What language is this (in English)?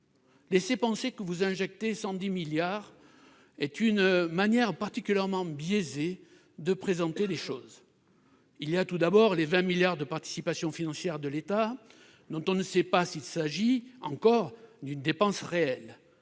French